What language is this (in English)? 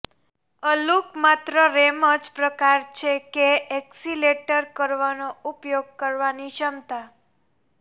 Gujarati